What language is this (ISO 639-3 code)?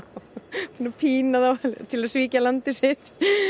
isl